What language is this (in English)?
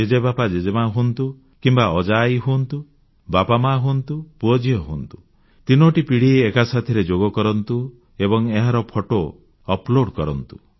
Odia